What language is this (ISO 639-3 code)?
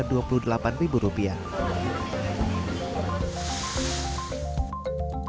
ind